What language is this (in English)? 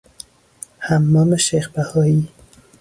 Persian